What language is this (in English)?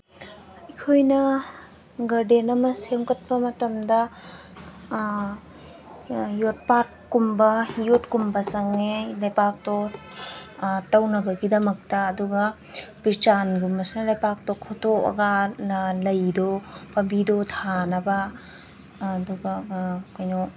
Manipuri